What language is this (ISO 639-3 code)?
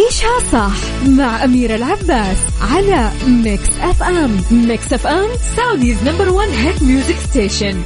ara